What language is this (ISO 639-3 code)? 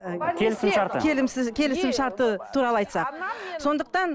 kaz